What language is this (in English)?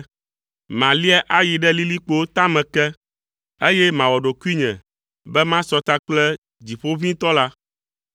Ewe